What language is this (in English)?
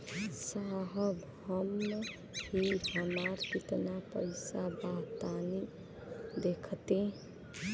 Bhojpuri